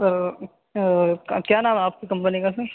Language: Urdu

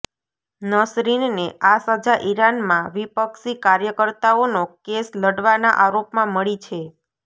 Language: Gujarati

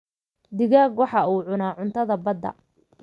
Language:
Somali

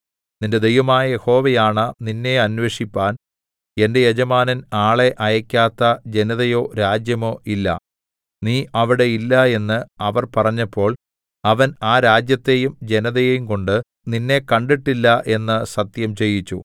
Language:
Malayalam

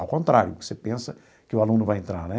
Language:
Portuguese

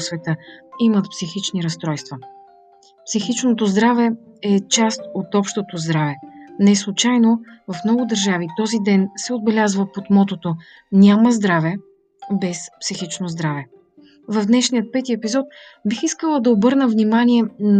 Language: Bulgarian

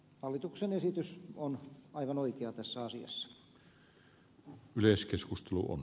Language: Finnish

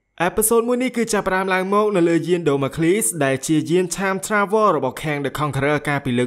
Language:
Thai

